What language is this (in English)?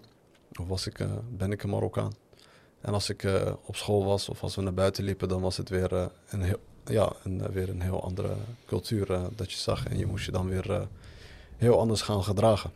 Dutch